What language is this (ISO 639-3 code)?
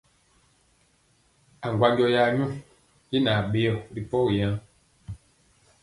mcx